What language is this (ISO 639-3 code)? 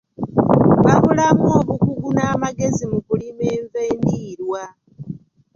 lug